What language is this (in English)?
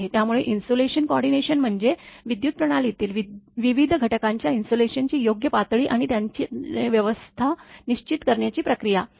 Marathi